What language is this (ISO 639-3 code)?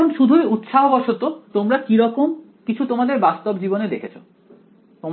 ben